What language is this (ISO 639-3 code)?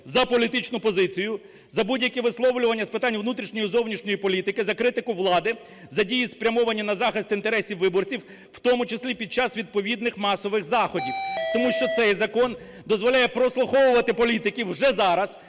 ukr